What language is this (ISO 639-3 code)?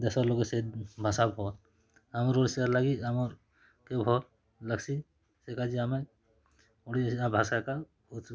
ori